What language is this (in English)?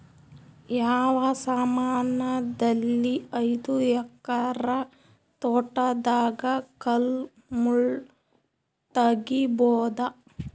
Kannada